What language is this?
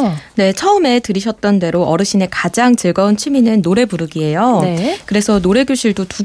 Korean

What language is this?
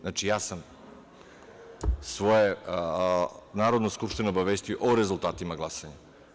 Serbian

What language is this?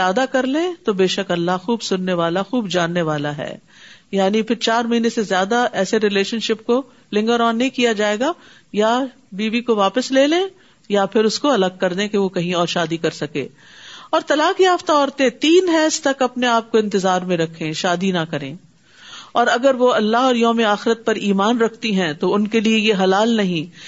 Urdu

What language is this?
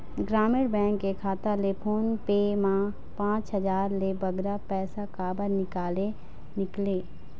Chhattisgarhi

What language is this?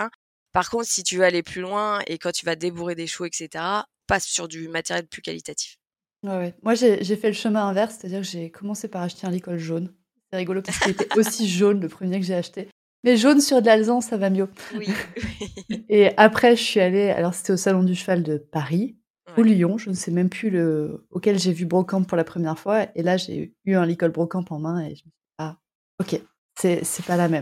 French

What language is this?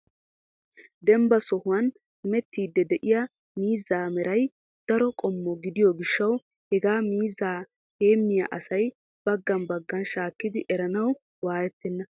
Wolaytta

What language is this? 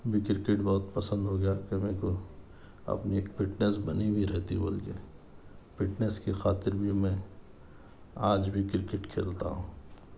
Urdu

